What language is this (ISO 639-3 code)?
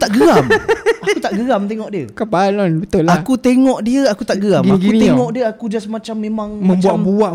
msa